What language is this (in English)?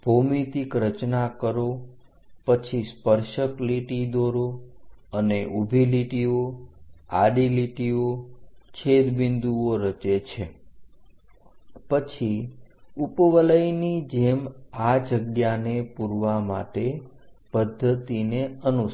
Gujarati